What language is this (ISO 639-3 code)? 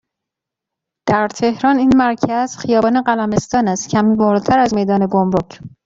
fas